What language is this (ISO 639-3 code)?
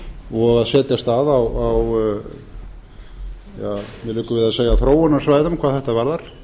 isl